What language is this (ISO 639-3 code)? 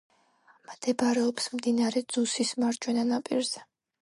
kat